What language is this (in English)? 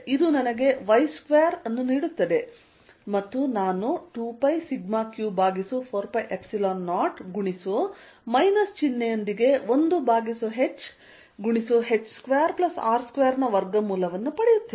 Kannada